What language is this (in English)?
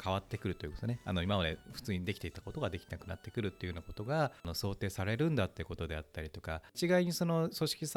Japanese